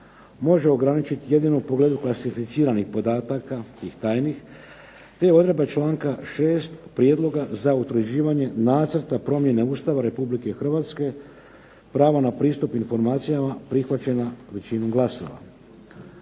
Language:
Croatian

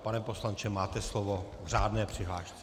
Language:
Czech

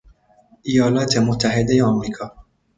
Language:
Persian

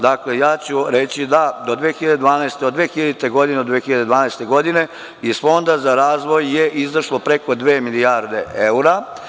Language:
Serbian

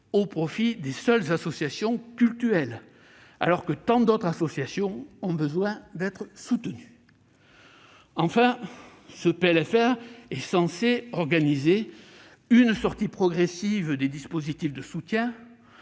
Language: French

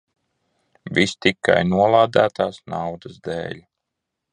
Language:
Latvian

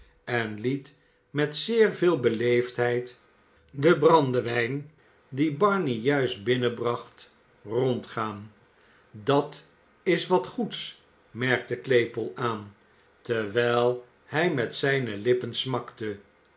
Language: Dutch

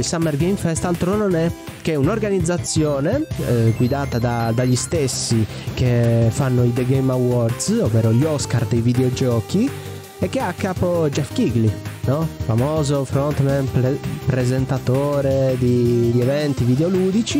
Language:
Italian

